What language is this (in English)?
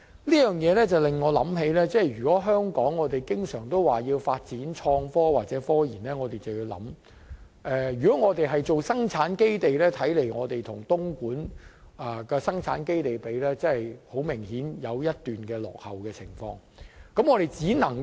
Cantonese